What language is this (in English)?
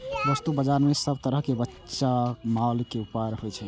Maithili